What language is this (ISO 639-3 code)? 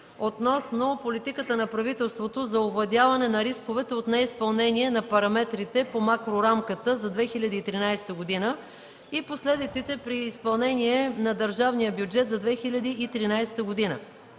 bul